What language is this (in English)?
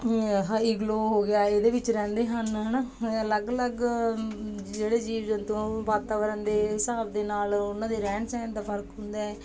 Punjabi